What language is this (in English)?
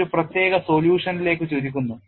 Malayalam